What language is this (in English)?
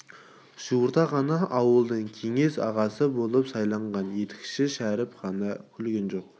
Kazakh